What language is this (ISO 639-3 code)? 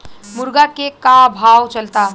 bho